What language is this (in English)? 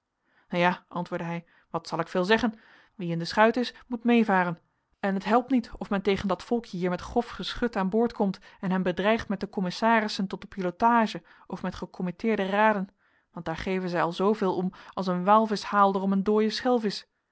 Dutch